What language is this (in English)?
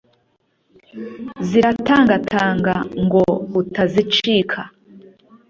Kinyarwanda